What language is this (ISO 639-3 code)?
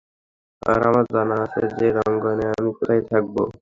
ben